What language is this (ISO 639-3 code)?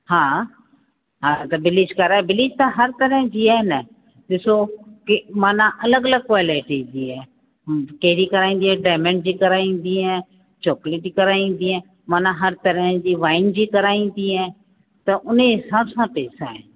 snd